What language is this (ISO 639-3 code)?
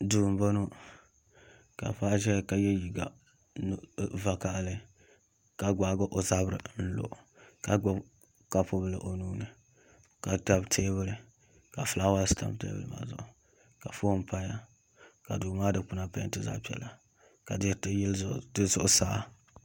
dag